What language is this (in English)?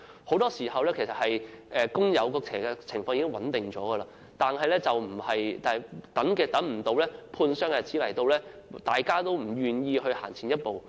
Cantonese